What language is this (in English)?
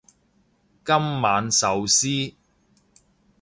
Cantonese